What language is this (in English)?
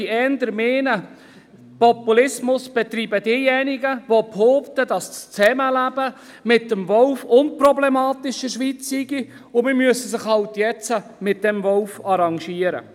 Swiss German